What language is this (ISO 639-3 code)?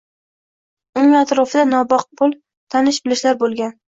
uzb